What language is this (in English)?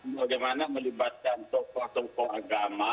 Indonesian